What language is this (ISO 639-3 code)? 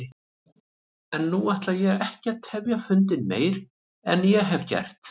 isl